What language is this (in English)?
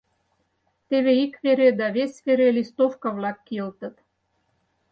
Mari